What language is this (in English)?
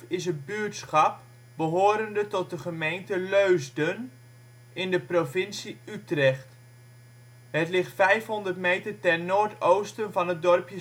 Dutch